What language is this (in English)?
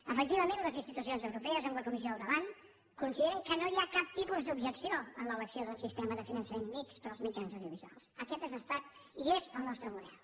Catalan